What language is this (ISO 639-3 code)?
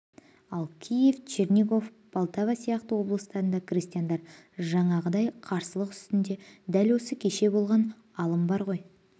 kaz